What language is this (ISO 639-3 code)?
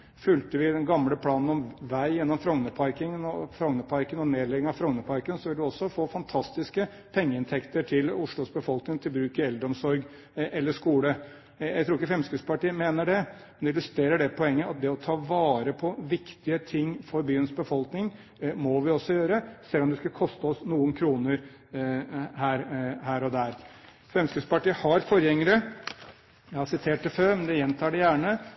nob